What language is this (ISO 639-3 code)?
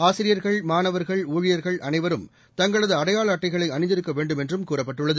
tam